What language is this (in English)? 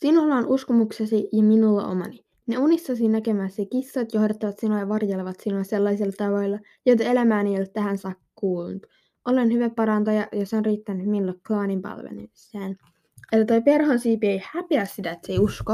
Finnish